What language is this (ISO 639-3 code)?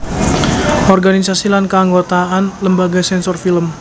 jav